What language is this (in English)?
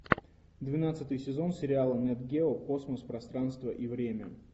Russian